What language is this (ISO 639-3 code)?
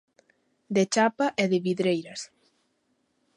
glg